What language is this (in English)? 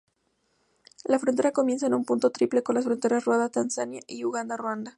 Spanish